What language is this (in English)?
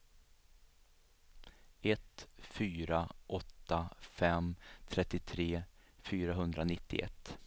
Swedish